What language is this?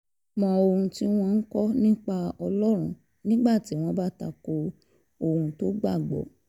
Yoruba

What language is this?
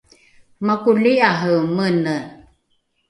Rukai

